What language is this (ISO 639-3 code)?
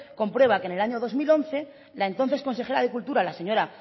spa